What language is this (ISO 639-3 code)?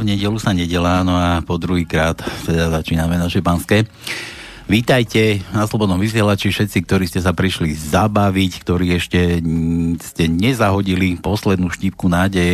slk